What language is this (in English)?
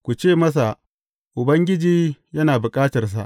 Hausa